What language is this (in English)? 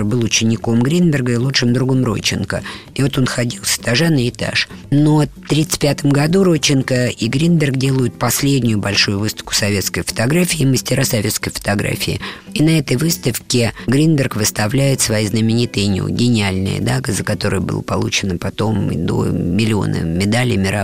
Russian